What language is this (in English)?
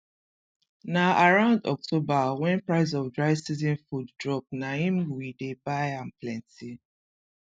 Nigerian Pidgin